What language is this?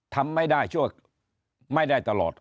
Thai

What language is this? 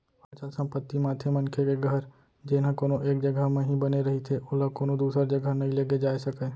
Chhattisgarhi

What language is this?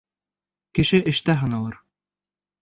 Bashkir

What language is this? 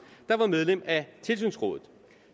Danish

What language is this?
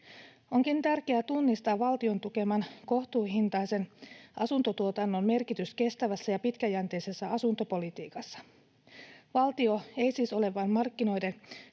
Finnish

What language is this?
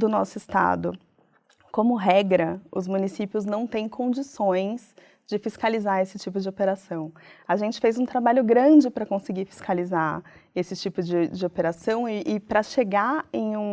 Portuguese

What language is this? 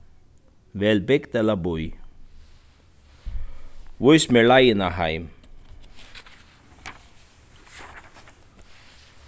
Faroese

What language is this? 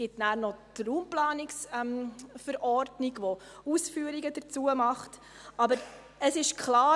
Swiss German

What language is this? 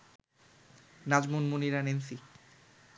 Bangla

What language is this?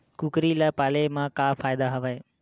Chhattisgarhi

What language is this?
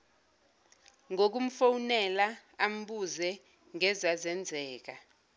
Zulu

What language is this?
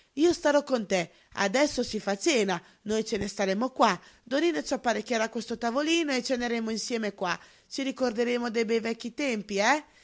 Italian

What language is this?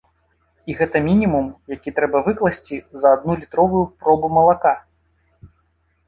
Belarusian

